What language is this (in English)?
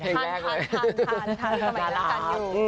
Thai